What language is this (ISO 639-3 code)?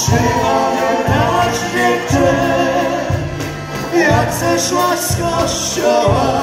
ron